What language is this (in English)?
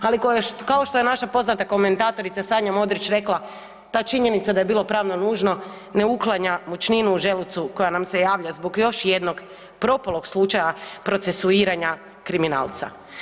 Croatian